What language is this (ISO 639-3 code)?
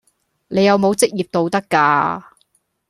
yue